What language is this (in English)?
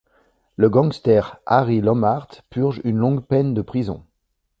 French